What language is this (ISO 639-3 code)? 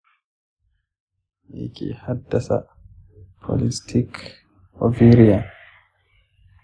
hau